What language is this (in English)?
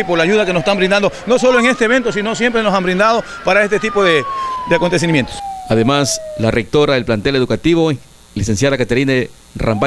Spanish